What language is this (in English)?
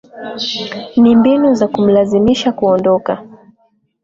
Swahili